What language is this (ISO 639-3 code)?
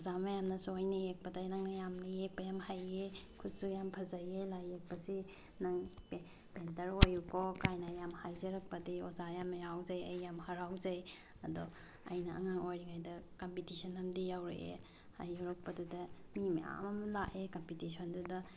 mni